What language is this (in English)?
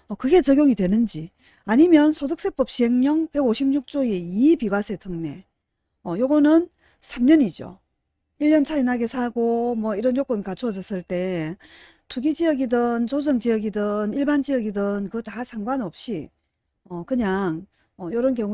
Korean